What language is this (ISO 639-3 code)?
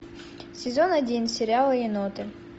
rus